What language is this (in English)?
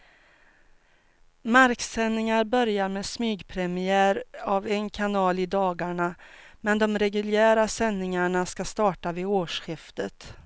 Swedish